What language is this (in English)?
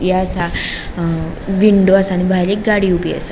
Konkani